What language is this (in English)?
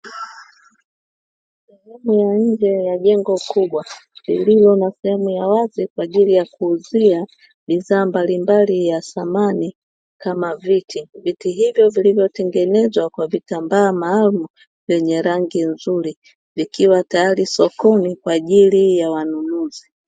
Swahili